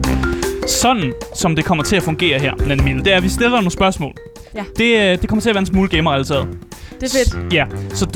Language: Danish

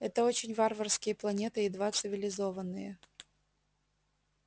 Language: Russian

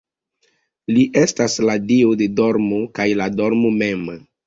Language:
Esperanto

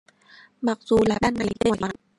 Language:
Vietnamese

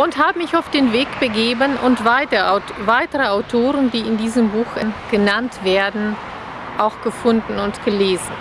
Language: German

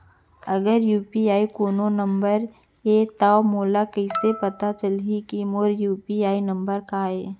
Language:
Chhattisgarhi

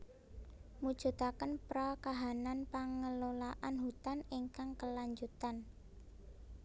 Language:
Javanese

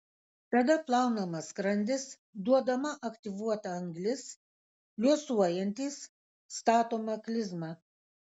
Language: Lithuanian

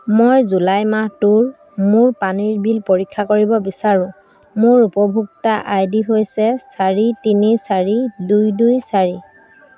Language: Assamese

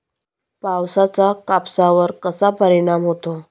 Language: Marathi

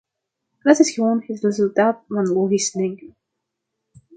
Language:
Dutch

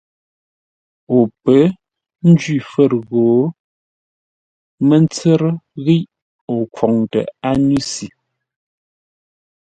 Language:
Ngombale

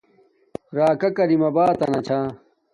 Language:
Domaaki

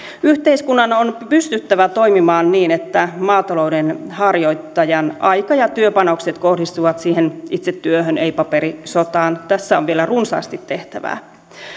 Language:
Finnish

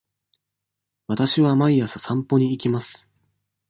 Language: Japanese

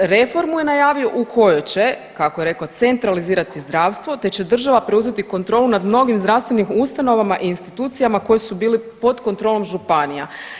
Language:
Croatian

